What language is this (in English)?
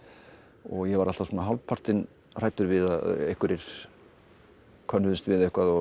Icelandic